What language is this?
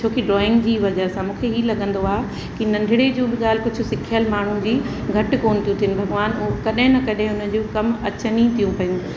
Sindhi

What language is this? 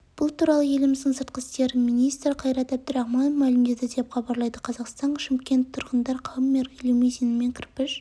Kazakh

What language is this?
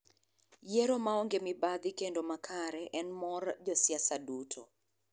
Luo (Kenya and Tanzania)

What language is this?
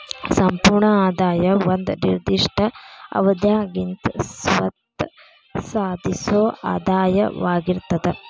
Kannada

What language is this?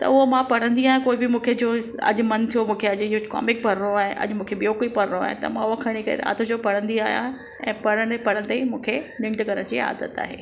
Sindhi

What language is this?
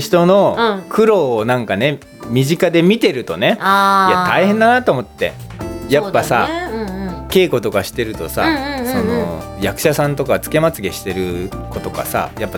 Japanese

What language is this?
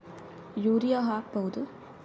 Kannada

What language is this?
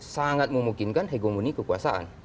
Indonesian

